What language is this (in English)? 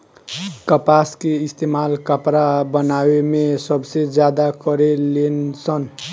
Bhojpuri